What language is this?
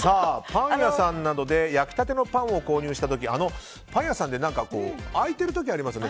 Japanese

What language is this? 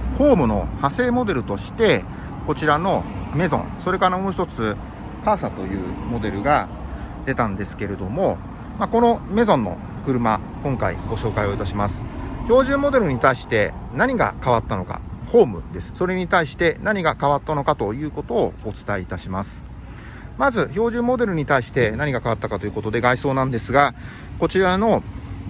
Japanese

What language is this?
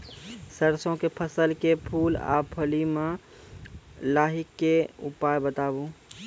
Maithili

